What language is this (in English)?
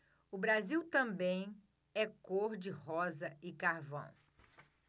Portuguese